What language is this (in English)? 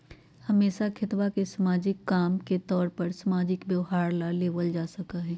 Magahi